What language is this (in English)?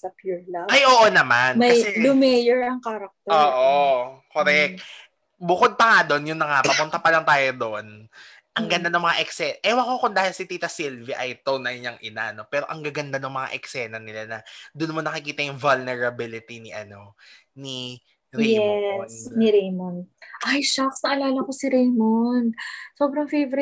Filipino